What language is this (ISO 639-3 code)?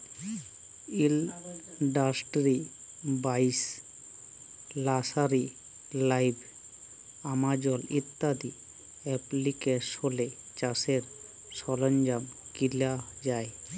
ben